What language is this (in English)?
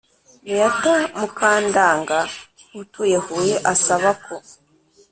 Kinyarwanda